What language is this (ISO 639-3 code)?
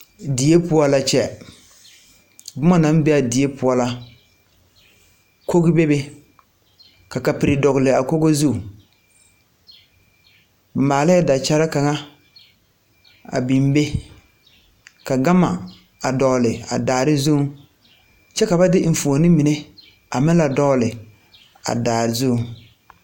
dga